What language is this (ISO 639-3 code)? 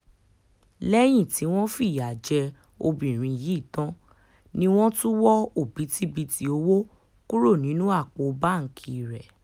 yor